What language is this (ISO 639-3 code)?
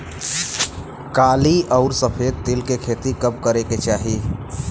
bho